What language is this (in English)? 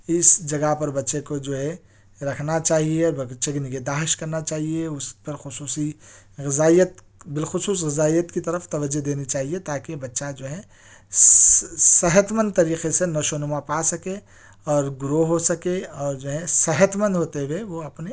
Urdu